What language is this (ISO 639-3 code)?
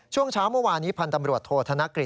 tha